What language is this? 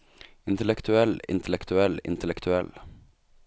Norwegian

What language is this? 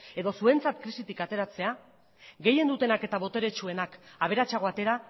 Basque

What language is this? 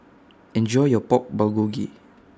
English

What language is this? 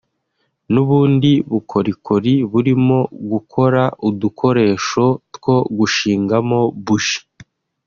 Kinyarwanda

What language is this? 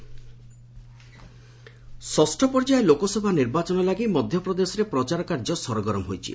Odia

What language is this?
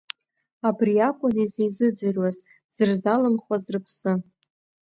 Abkhazian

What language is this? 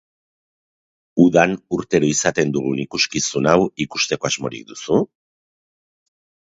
Basque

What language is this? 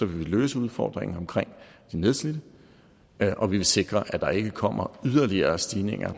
Danish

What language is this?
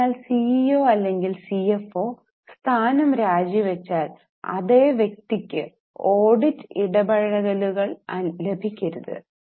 Malayalam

